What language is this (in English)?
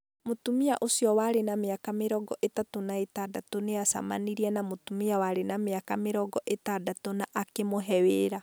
Kikuyu